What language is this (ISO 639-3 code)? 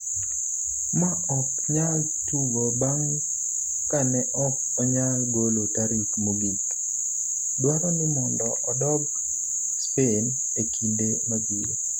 luo